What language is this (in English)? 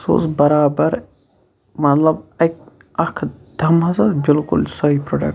Kashmiri